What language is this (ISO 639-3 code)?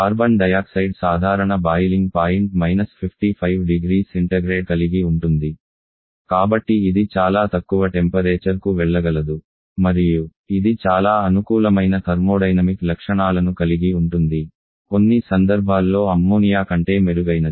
tel